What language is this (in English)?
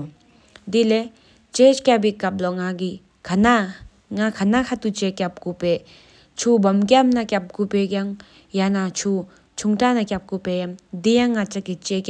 Sikkimese